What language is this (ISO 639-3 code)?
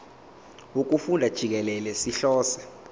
zul